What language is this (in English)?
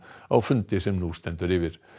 Icelandic